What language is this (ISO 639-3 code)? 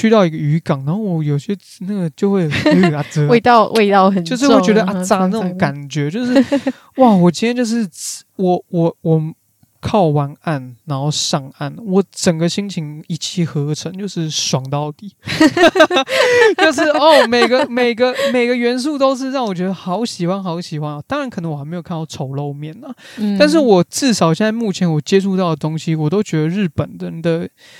zho